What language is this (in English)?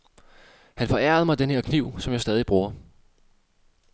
Danish